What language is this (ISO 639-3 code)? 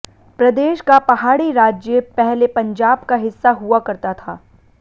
hin